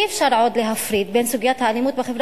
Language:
Hebrew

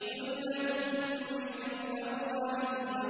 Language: Arabic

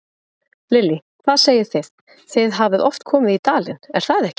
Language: Icelandic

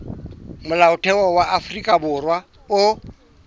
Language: Southern Sotho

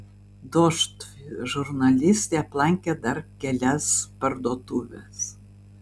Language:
Lithuanian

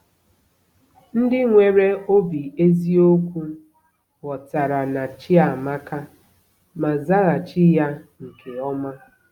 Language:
Igbo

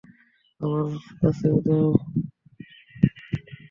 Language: Bangla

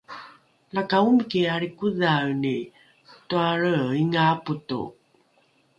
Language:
Rukai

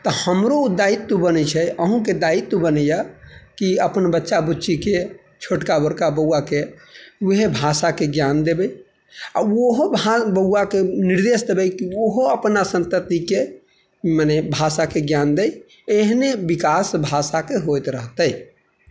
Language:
Maithili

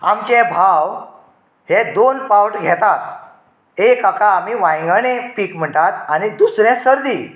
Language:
Konkani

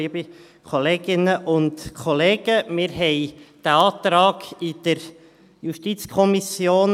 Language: Swiss German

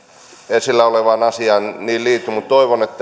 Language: Finnish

